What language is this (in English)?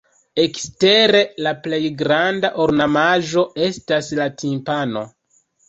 Esperanto